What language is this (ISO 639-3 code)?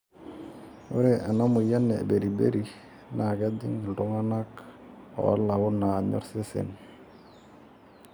mas